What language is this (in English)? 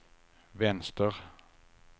Swedish